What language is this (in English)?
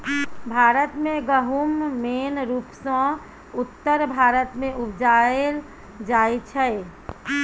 Maithili